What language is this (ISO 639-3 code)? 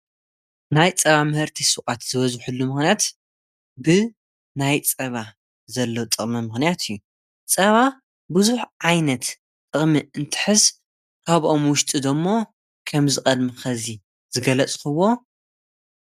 tir